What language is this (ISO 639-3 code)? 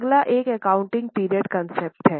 hin